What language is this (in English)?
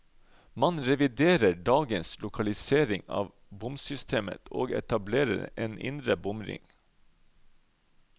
Norwegian